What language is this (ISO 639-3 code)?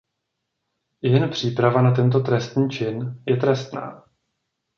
ces